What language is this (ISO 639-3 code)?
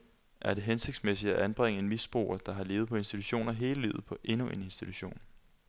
dan